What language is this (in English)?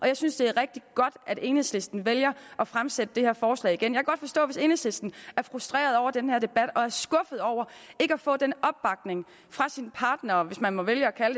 Danish